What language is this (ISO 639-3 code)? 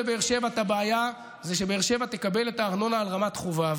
heb